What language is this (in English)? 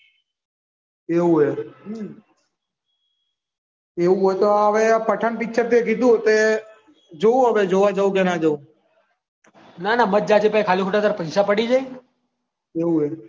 Gujarati